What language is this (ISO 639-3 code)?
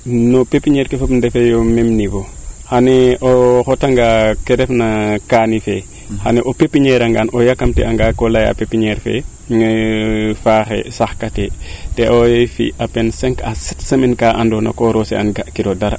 srr